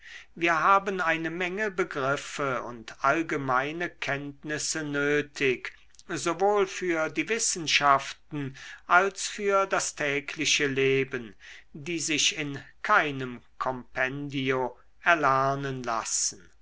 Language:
German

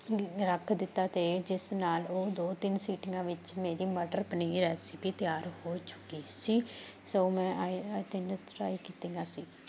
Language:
Punjabi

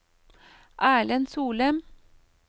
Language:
Norwegian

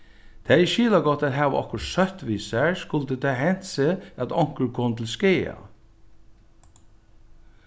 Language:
Faroese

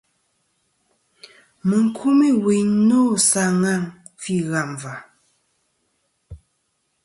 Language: Kom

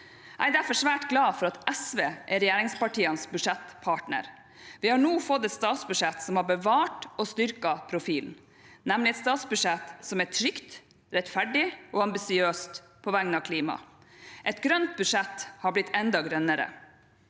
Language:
Norwegian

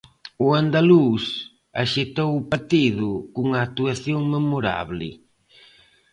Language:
Galician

